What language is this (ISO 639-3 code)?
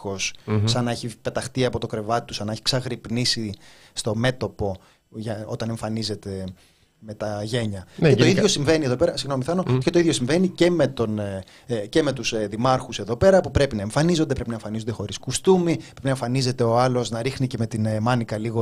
ell